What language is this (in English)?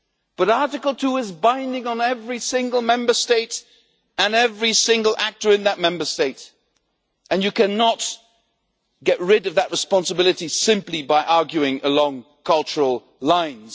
English